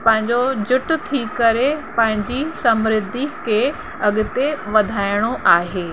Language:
Sindhi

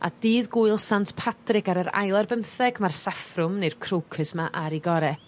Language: Welsh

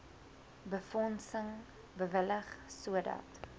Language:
Afrikaans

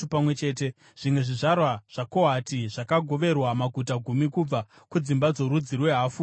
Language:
Shona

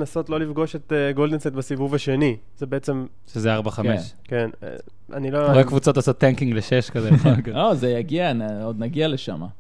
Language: Hebrew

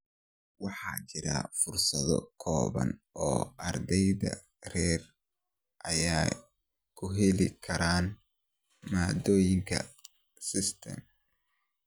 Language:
Somali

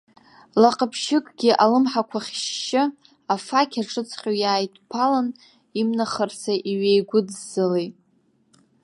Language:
Abkhazian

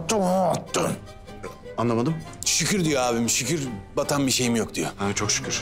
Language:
Turkish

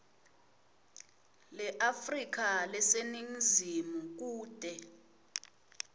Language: Swati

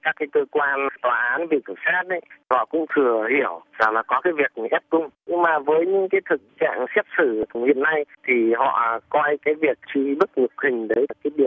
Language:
Vietnamese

